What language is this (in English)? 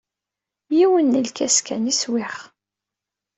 Kabyle